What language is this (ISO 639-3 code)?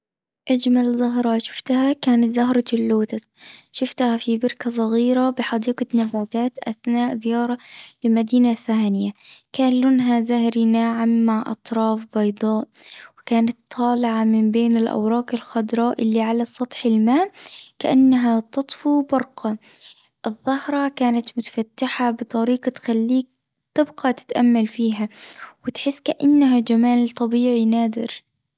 aeb